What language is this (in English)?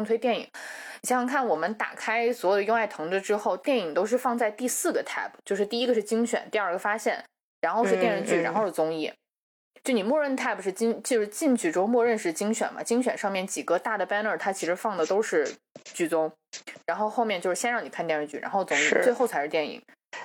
Chinese